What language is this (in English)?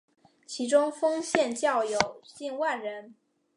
Chinese